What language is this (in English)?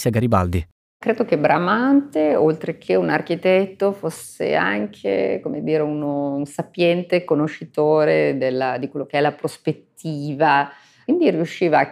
Italian